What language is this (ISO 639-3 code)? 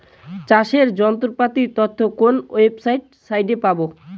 ben